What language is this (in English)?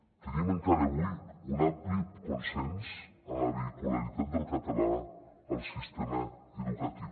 Catalan